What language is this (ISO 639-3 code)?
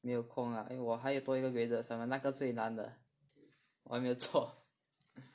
eng